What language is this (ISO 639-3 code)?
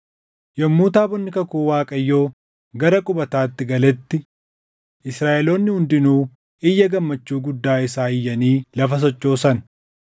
orm